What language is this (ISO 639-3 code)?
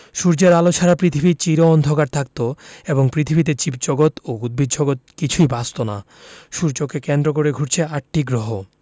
ben